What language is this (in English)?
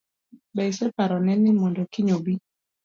Luo (Kenya and Tanzania)